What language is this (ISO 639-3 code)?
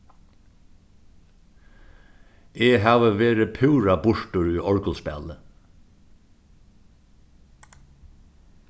fao